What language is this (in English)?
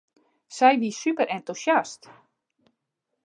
Western Frisian